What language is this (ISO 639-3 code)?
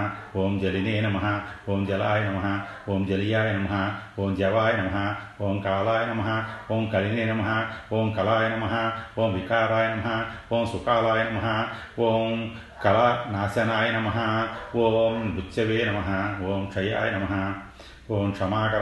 tel